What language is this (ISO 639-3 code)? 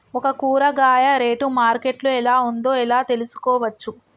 tel